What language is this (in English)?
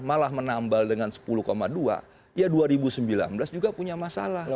Indonesian